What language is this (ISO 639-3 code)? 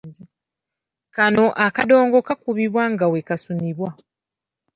lug